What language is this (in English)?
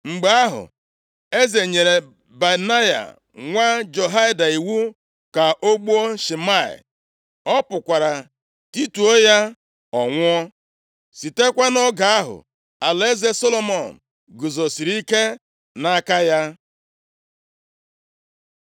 Igbo